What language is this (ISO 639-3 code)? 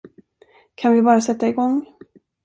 swe